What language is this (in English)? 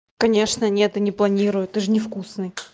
Russian